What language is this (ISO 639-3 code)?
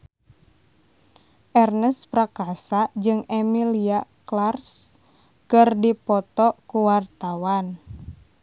sun